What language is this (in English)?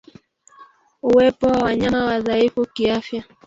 Swahili